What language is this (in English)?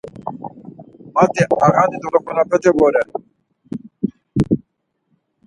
Laz